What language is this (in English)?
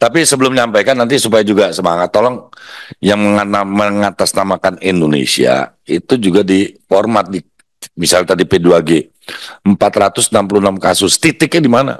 Indonesian